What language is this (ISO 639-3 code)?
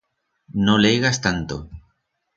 arg